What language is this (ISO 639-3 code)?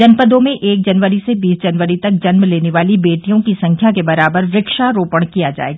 hin